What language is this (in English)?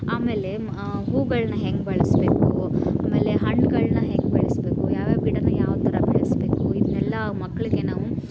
Kannada